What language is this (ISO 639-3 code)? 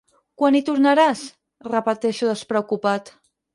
cat